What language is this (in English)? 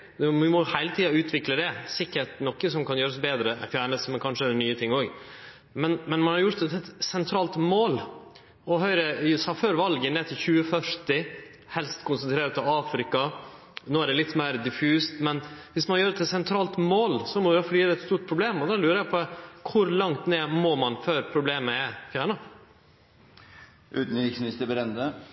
Norwegian Nynorsk